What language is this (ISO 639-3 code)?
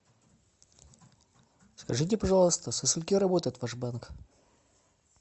rus